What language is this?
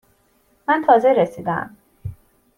Persian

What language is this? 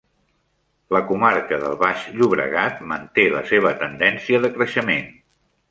Catalan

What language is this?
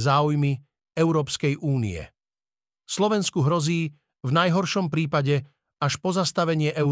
Slovak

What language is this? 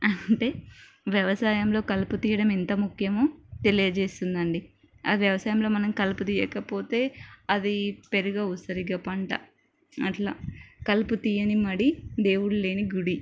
Telugu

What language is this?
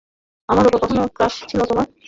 Bangla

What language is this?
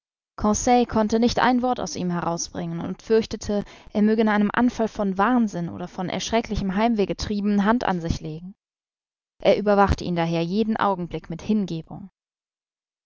German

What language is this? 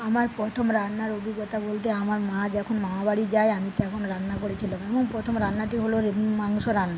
Bangla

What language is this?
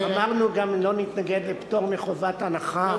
Hebrew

